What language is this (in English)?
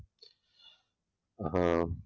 Gujarati